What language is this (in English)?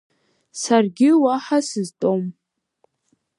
Abkhazian